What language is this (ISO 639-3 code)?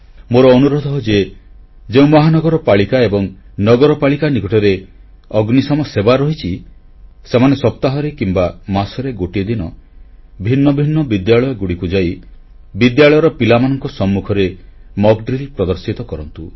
ori